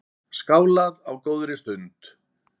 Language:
Icelandic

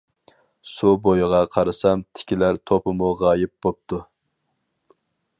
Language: Uyghur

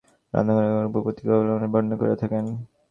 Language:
Bangla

